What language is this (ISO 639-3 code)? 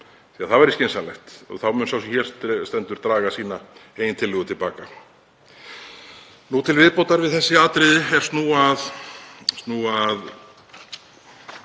isl